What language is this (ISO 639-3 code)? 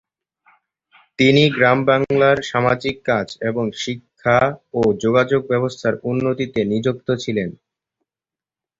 ben